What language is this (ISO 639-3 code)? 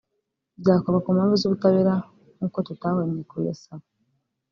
kin